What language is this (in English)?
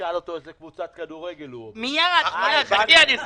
Hebrew